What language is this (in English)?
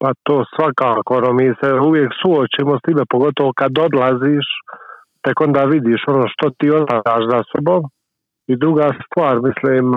Croatian